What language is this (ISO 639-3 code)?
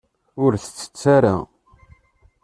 kab